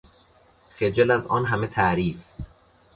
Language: Persian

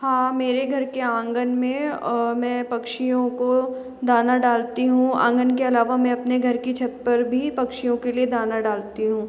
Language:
Hindi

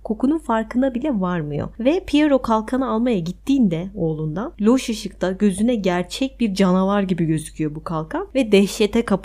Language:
Turkish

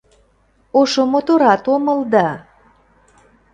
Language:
Mari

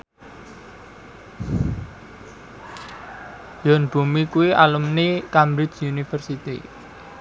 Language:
Javanese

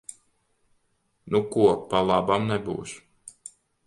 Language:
Latvian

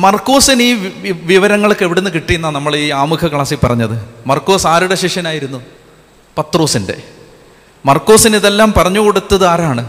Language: Malayalam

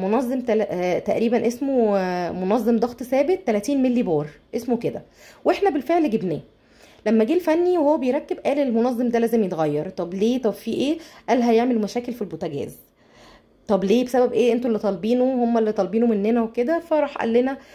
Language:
Arabic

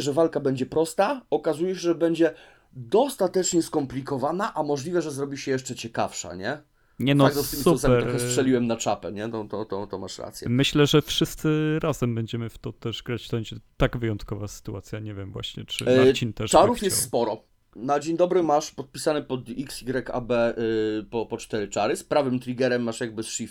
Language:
Polish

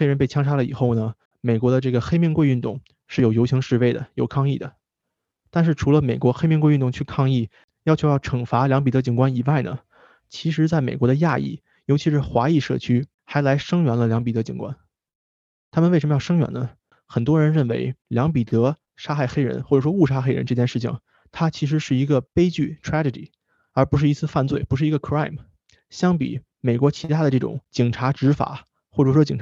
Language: Chinese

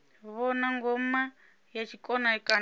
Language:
Venda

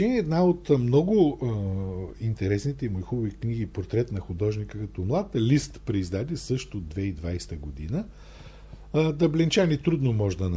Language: Bulgarian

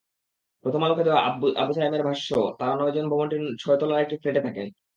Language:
Bangla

